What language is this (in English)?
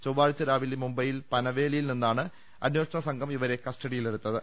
Malayalam